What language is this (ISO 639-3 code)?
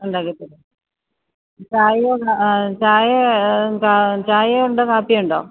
mal